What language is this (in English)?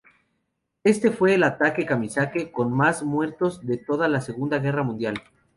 Spanish